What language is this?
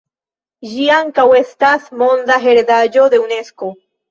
Esperanto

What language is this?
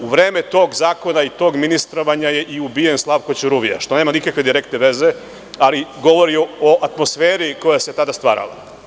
Serbian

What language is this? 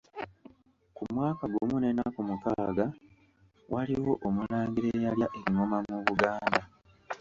Ganda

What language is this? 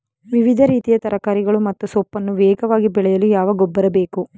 Kannada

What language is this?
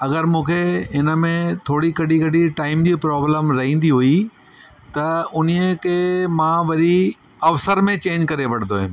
Sindhi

